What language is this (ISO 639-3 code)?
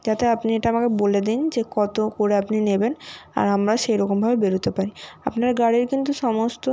ben